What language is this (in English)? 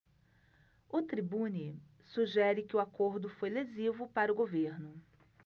Portuguese